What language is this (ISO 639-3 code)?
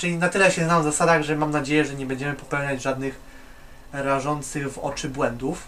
pol